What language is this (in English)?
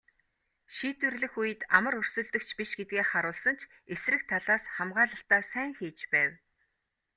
Mongolian